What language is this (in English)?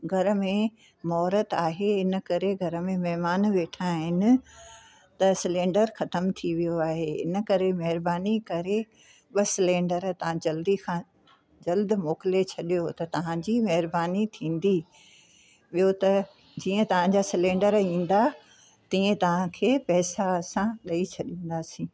Sindhi